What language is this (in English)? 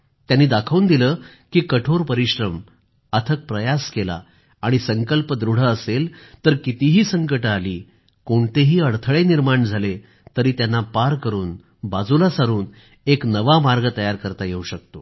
Marathi